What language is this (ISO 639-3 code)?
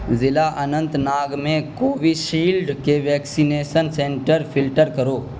urd